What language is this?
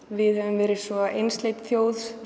Icelandic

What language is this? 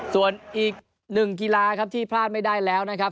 Thai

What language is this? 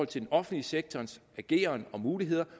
Danish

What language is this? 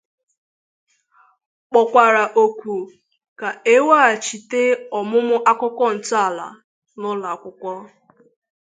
Igbo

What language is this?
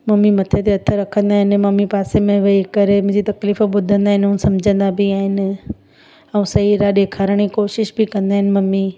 Sindhi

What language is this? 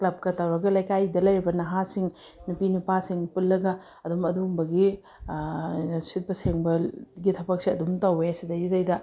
Manipuri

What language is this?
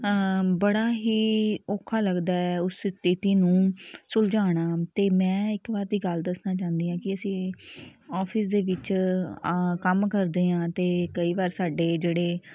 Punjabi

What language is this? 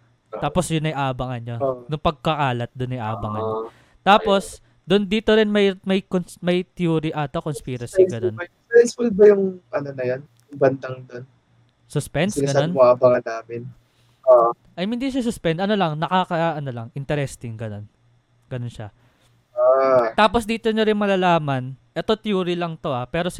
Filipino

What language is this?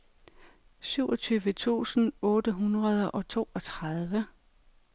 Danish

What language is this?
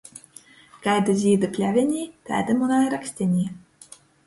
Latgalian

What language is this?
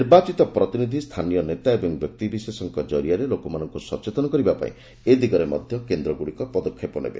Odia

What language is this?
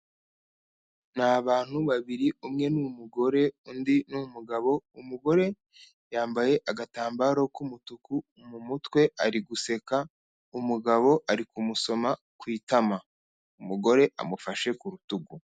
Kinyarwanda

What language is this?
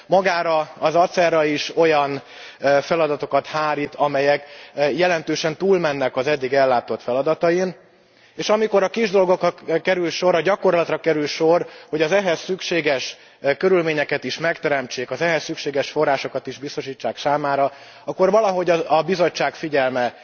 Hungarian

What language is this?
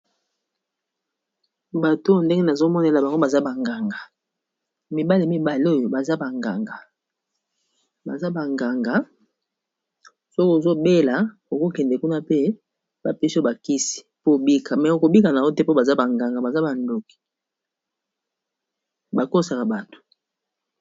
Lingala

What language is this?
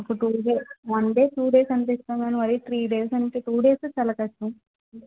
Telugu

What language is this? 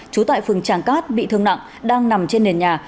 Vietnamese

